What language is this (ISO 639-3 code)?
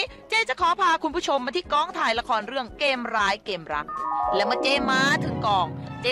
tha